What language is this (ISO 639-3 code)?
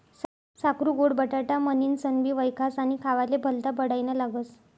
mar